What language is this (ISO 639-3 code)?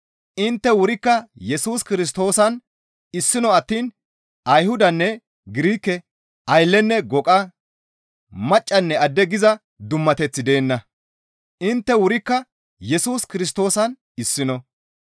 gmv